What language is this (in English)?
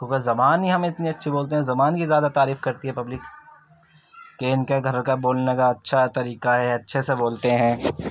Urdu